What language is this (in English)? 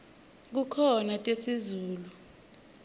Swati